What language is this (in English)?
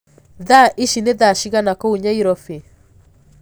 Kikuyu